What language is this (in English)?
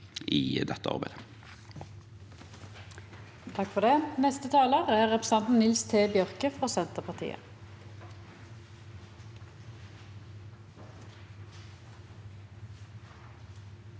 Norwegian